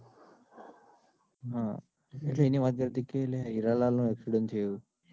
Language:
Gujarati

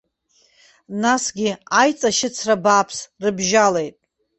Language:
Abkhazian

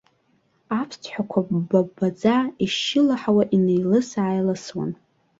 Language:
Abkhazian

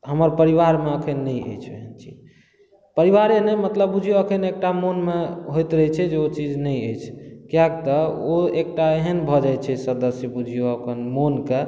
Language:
Maithili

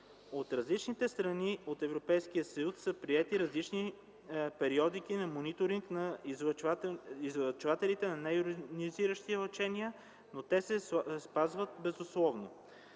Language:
Bulgarian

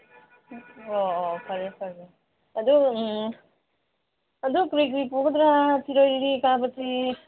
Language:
Manipuri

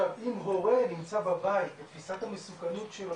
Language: Hebrew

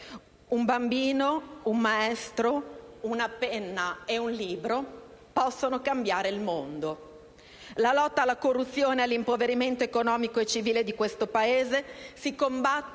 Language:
Italian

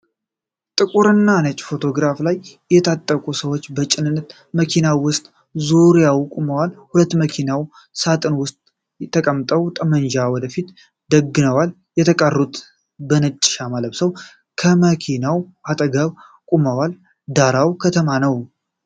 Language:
Amharic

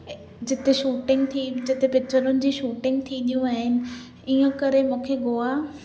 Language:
Sindhi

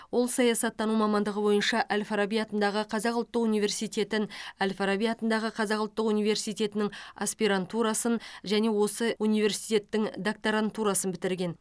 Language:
Kazakh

